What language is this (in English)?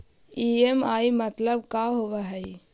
Magahi